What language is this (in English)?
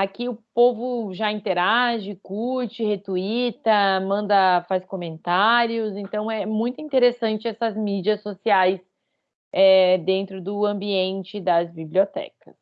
Portuguese